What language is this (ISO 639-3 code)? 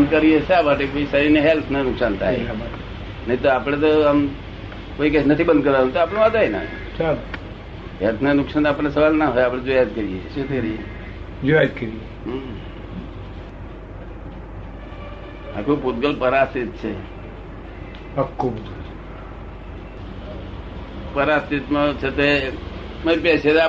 guj